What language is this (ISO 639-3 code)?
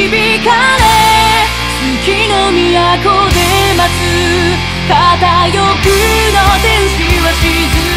jpn